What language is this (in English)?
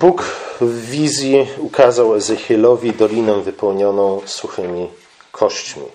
Polish